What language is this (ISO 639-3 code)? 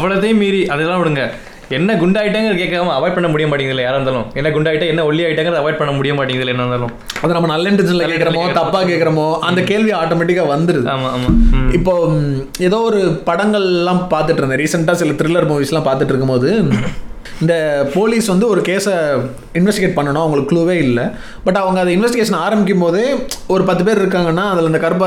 tam